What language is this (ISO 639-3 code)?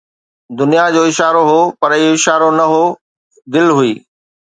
snd